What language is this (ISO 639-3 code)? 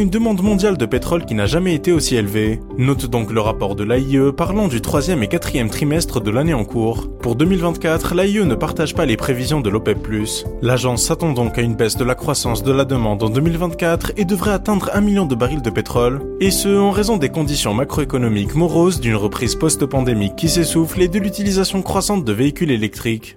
fra